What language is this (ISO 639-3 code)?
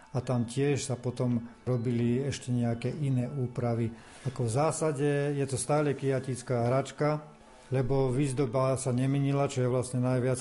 slk